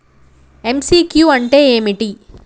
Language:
Telugu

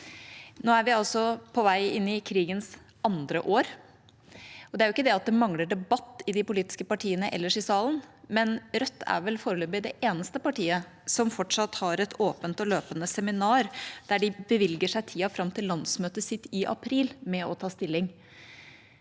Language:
Norwegian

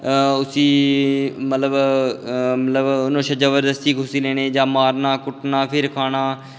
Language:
Dogri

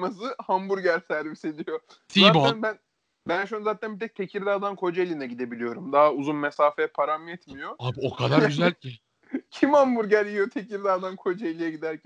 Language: Turkish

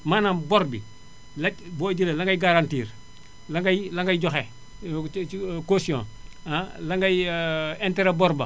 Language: Wolof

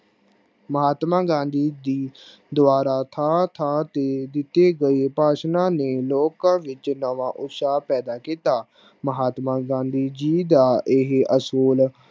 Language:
Punjabi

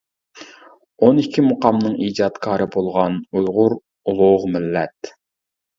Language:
Uyghur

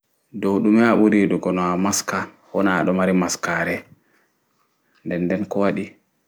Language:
Fula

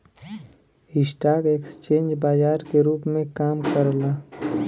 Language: Bhojpuri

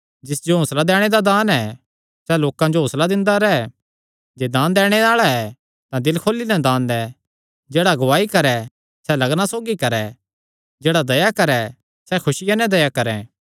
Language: Kangri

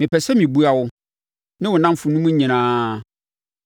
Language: Akan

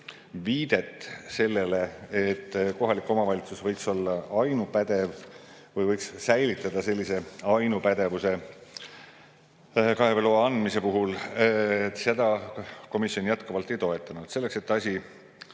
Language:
Estonian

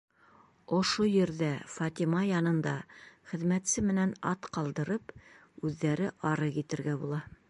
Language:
Bashkir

